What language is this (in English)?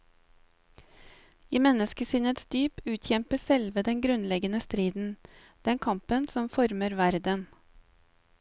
Norwegian